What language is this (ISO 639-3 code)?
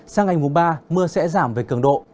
vie